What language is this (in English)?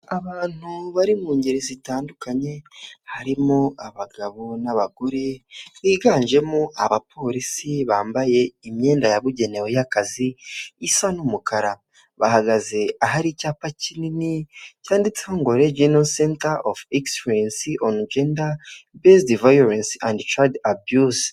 Kinyarwanda